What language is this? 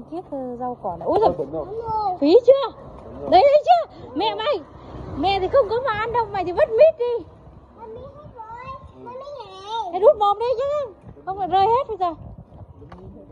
Vietnamese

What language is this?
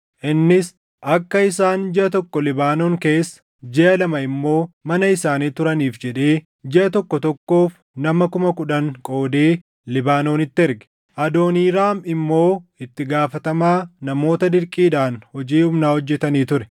Oromo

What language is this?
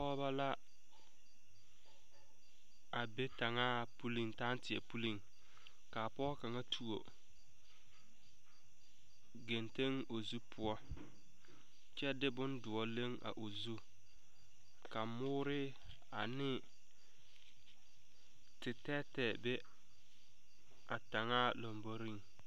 Southern Dagaare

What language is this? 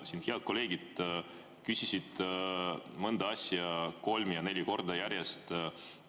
Estonian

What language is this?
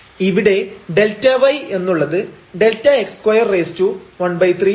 Malayalam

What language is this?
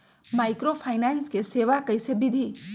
Magahi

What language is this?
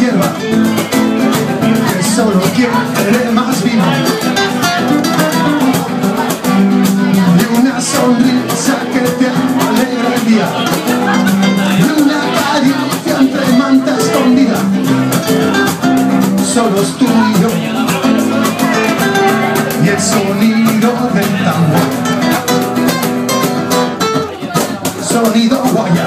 Romanian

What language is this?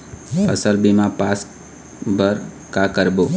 Chhattisgarhi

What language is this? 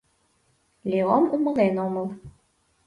Mari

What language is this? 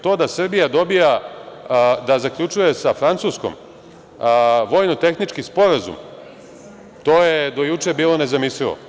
Serbian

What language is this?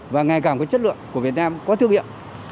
Vietnamese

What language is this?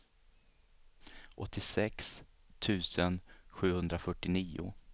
Swedish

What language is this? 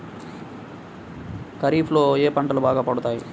Telugu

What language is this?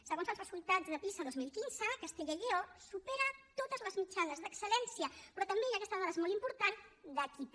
Catalan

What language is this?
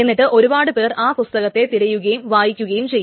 Malayalam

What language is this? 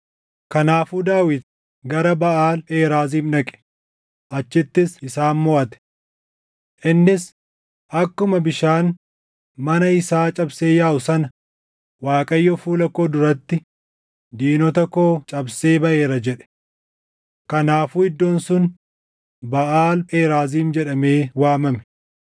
Oromo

